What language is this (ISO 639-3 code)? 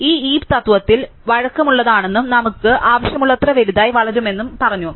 mal